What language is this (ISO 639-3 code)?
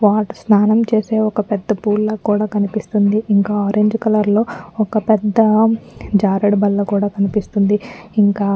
tel